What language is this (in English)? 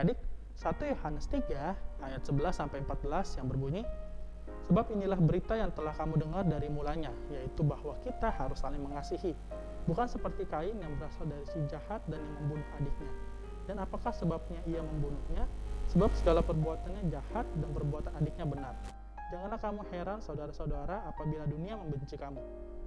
Indonesian